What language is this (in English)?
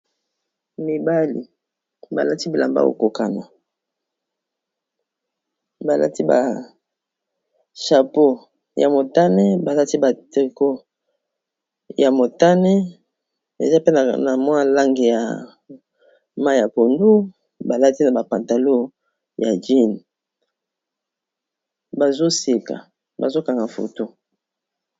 Lingala